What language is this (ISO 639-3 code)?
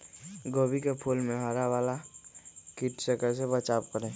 mag